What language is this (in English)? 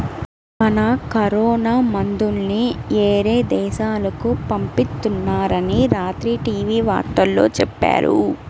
Telugu